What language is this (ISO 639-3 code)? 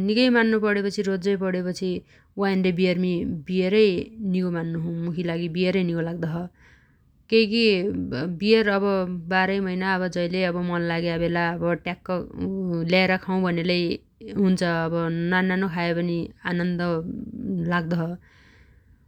dty